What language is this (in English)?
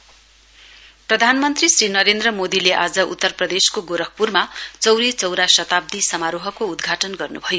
Nepali